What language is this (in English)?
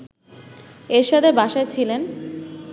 Bangla